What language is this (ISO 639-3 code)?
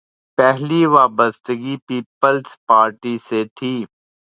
urd